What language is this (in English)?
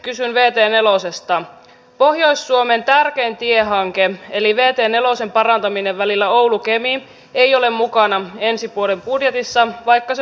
Finnish